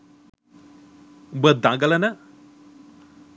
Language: Sinhala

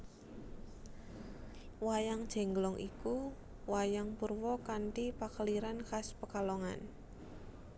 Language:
Javanese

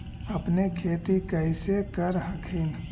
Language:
Magahi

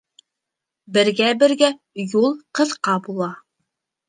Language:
Bashkir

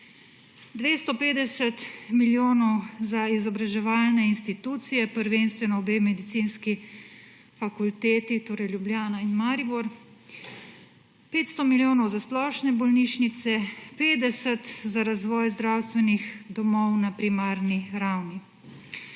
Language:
Slovenian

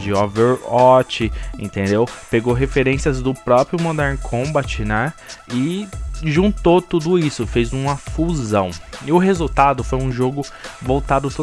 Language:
Portuguese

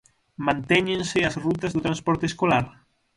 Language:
Galician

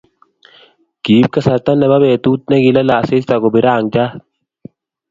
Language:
Kalenjin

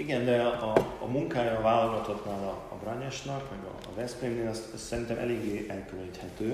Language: Hungarian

